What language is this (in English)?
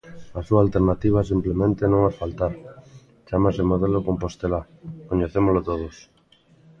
Galician